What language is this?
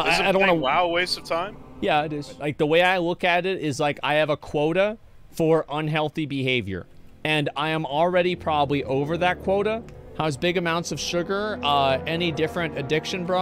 English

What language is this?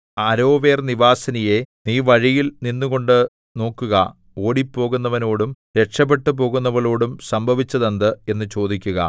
Malayalam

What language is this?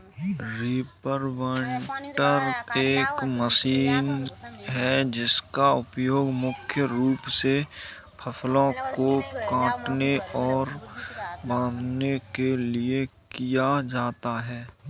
Hindi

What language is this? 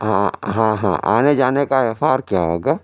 Urdu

